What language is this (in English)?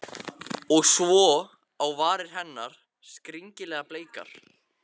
Icelandic